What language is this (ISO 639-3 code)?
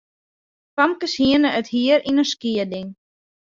fry